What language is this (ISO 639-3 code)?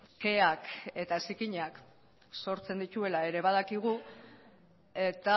eus